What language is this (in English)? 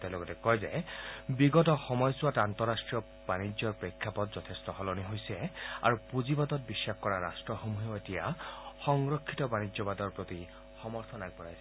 Assamese